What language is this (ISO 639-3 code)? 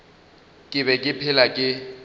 nso